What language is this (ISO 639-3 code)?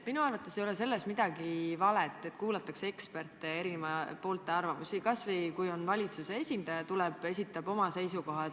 est